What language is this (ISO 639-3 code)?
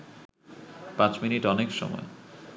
ben